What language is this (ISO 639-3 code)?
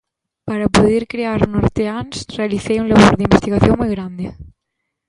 glg